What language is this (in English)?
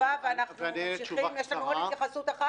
Hebrew